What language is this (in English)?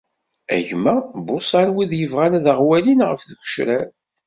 Kabyle